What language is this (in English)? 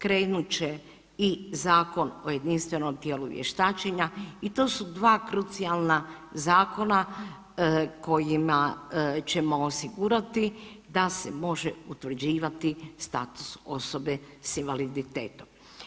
Croatian